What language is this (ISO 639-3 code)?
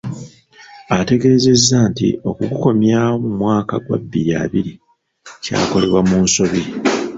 lug